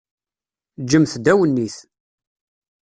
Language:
Kabyle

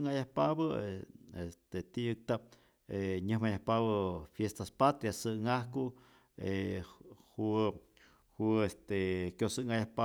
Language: Rayón Zoque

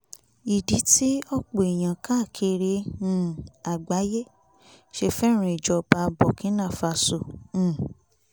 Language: Yoruba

